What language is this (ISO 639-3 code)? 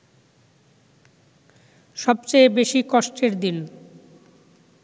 ben